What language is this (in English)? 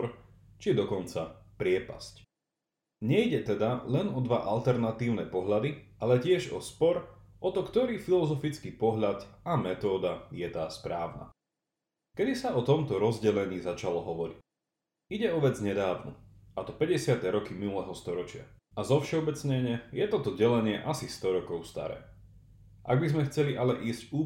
Slovak